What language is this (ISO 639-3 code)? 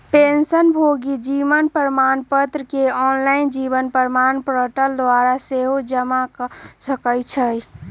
mag